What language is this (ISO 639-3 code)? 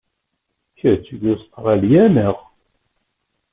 kab